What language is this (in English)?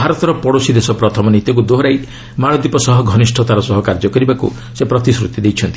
Odia